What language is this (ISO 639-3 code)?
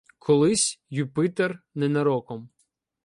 ukr